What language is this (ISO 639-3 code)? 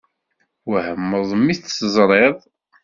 kab